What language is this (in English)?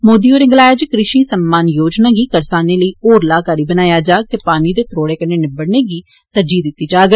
Dogri